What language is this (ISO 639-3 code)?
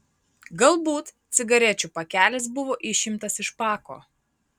lit